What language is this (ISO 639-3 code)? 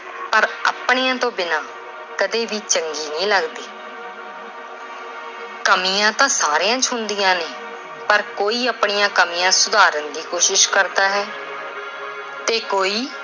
pan